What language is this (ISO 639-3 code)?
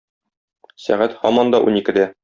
tat